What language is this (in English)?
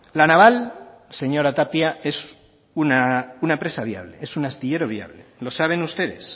Spanish